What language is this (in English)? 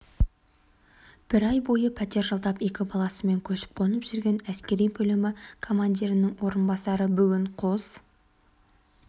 Kazakh